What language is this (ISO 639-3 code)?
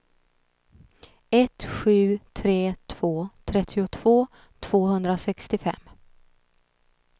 swe